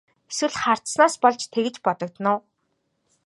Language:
Mongolian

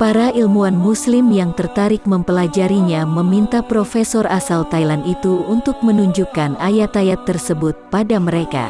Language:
Indonesian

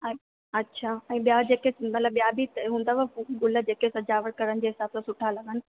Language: Sindhi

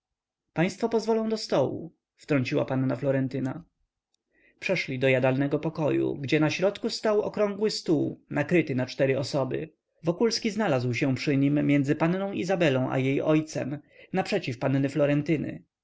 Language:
Polish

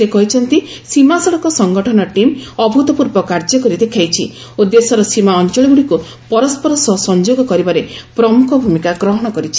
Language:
Odia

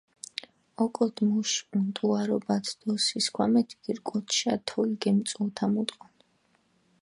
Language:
Mingrelian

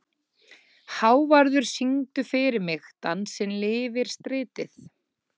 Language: Icelandic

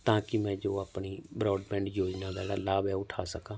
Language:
Punjabi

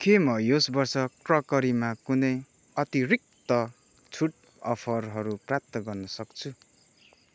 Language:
Nepali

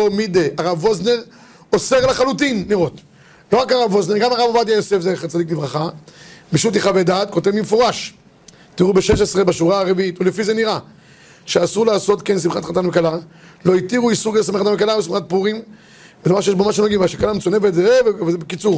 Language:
Hebrew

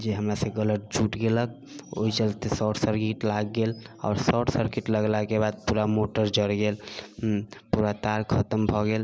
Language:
Maithili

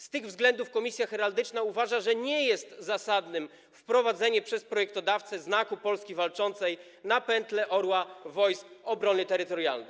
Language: Polish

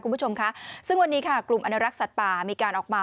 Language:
Thai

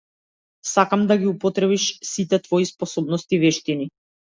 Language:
Macedonian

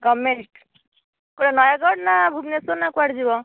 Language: Odia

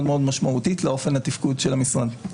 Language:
Hebrew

